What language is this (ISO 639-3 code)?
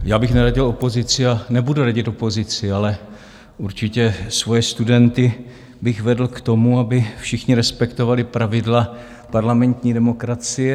ces